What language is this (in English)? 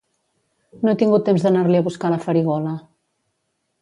Catalan